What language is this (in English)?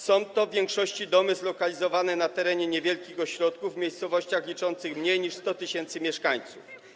Polish